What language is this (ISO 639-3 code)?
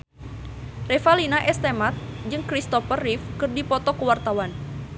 sun